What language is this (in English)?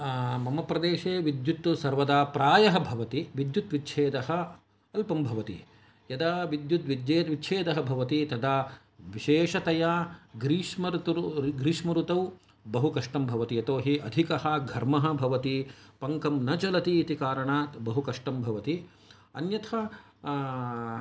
Sanskrit